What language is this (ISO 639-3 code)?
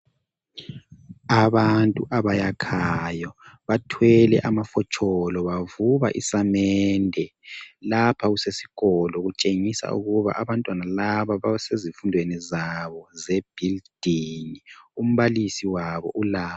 nde